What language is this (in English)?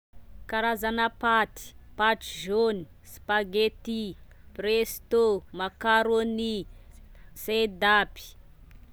Tesaka Malagasy